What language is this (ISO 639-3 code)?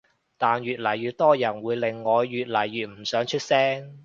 yue